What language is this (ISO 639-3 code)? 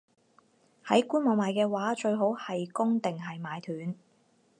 yue